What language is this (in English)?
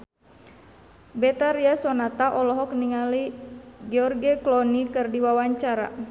Sundanese